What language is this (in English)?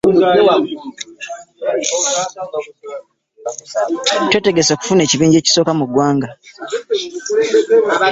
Ganda